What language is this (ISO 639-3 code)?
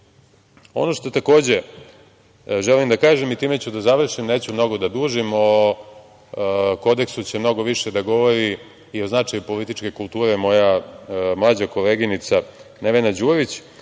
srp